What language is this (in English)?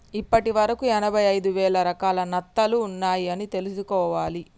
Telugu